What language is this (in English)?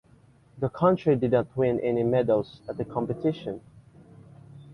English